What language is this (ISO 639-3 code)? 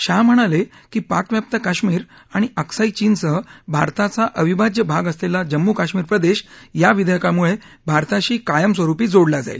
mar